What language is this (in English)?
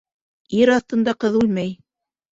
Bashkir